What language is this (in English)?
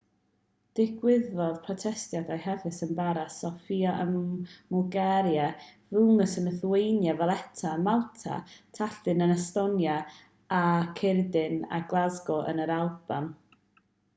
Welsh